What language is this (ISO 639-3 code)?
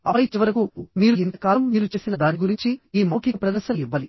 tel